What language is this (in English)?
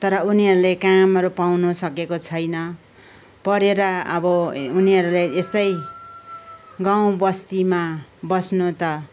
Nepali